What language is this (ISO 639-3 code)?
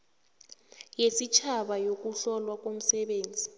nbl